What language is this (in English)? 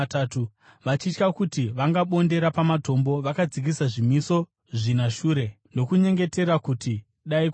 Shona